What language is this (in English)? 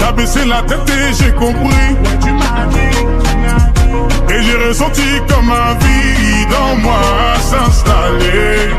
Romanian